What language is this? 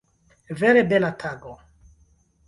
Esperanto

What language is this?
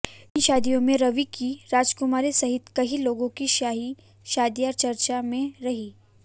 Hindi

